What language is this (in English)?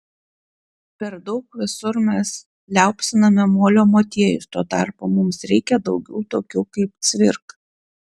Lithuanian